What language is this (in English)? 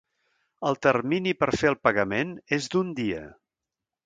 Catalan